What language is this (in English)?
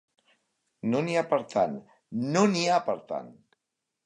Catalan